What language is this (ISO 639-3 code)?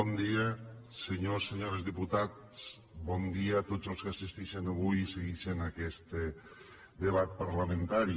cat